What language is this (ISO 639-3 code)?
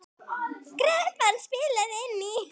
isl